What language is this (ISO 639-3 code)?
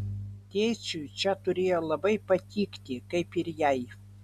lit